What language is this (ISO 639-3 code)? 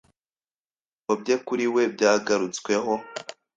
kin